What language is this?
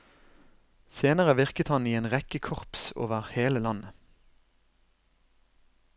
Norwegian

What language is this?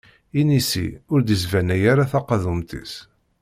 Kabyle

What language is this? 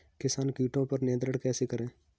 Hindi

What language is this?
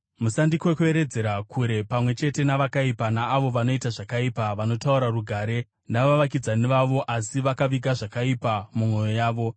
Shona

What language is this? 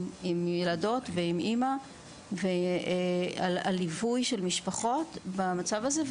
Hebrew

